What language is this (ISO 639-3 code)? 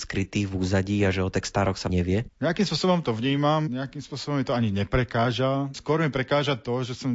slk